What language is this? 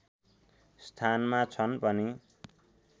Nepali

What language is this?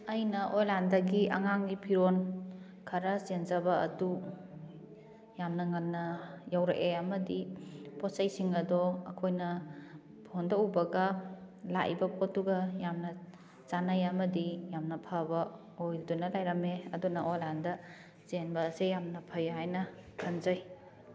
Manipuri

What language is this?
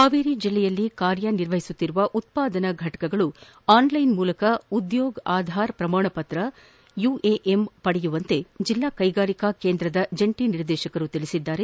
Kannada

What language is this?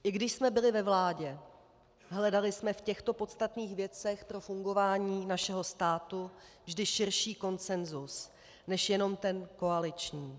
Czech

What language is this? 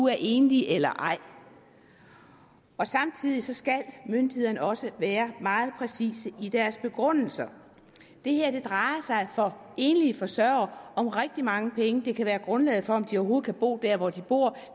Danish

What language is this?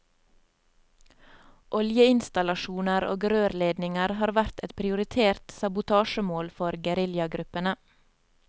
Norwegian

